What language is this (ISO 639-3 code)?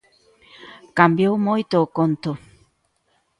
glg